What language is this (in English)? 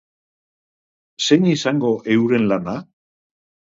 Basque